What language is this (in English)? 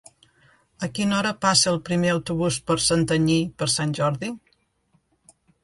Catalan